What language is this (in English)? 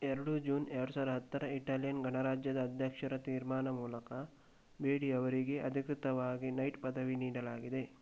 Kannada